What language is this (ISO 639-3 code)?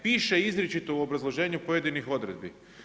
hrv